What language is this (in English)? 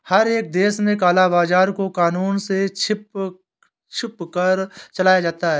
Hindi